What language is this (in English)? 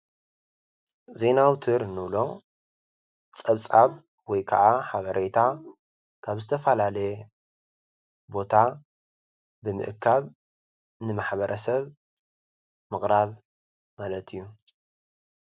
Tigrinya